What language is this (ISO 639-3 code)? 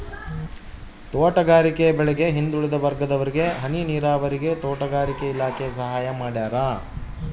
kan